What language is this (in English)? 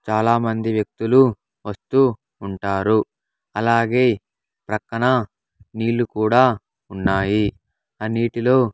Telugu